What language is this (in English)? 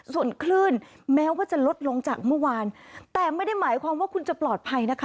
Thai